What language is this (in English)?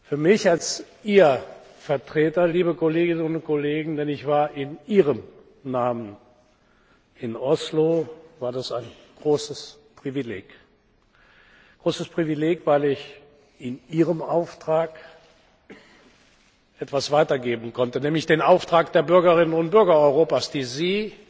German